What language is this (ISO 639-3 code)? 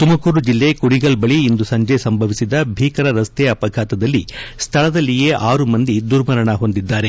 kan